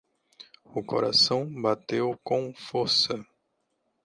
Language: Portuguese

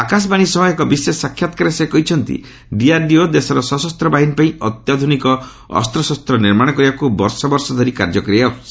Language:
Odia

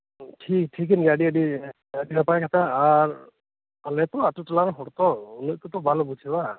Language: Santali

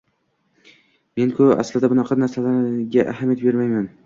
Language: Uzbek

